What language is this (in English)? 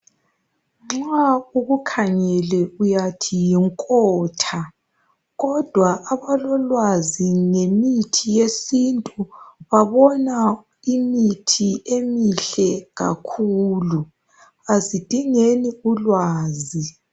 North Ndebele